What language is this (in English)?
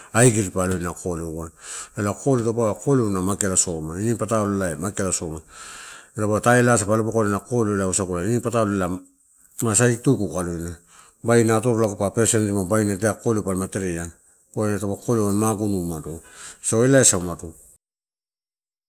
Torau